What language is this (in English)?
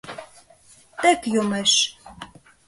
Mari